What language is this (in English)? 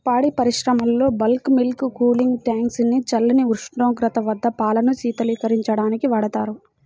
Telugu